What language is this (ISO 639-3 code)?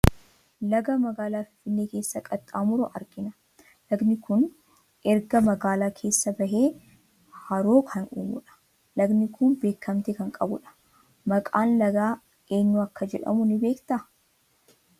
orm